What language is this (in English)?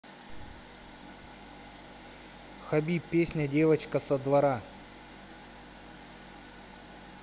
Russian